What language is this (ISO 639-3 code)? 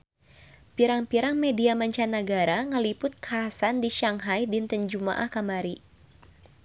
sun